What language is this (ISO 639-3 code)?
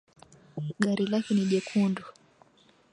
swa